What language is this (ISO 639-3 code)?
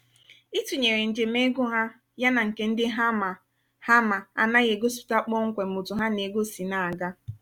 ibo